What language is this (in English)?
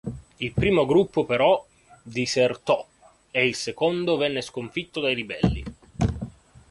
Italian